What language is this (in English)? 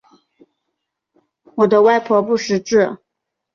Chinese